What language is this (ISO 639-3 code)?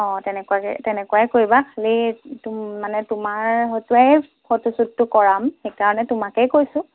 asm